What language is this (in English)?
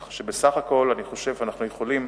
Hebrew